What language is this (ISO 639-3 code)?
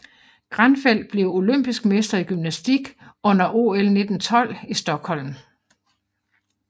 dan